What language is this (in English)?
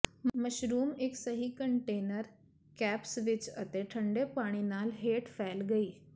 Punjabi